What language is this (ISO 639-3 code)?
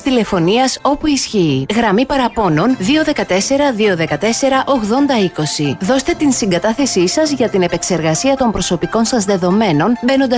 ell